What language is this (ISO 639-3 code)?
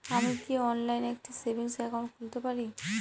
ben